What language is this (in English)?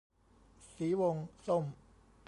Thai